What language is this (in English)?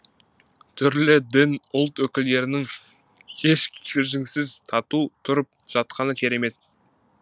Kazakh